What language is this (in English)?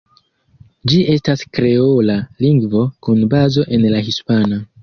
Esperanto